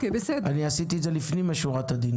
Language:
Hebrew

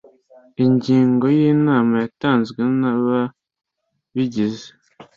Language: Kinyarwanda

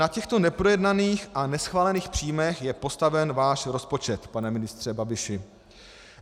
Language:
Czech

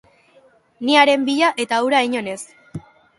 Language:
Basque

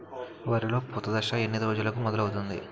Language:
Telugu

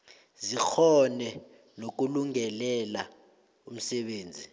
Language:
South Ndebele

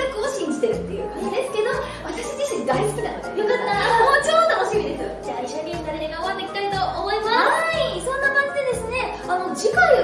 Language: Japanese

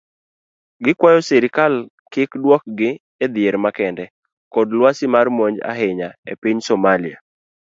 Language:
Luo (Kenya and Tanzania)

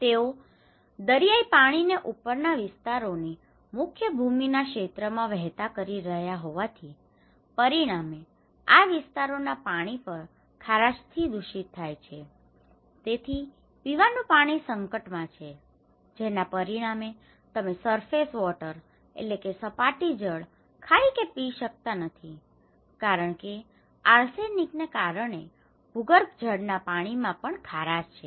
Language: Gujarati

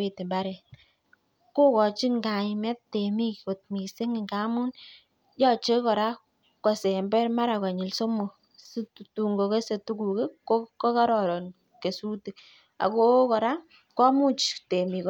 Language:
Kalenjin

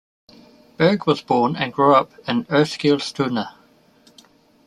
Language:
English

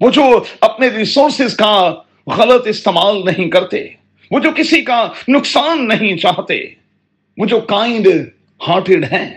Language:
Urdu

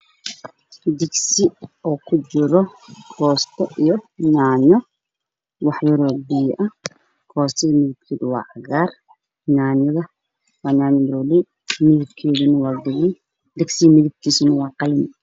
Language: Somali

